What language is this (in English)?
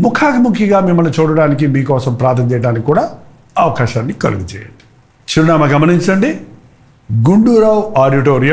Hindi